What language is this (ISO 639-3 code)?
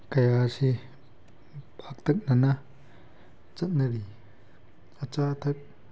mni